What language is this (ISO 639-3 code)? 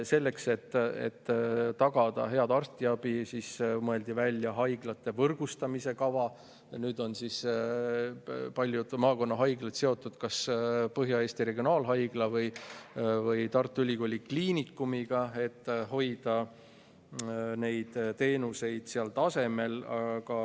est